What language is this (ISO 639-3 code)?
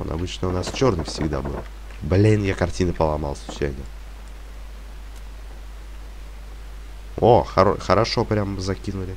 rus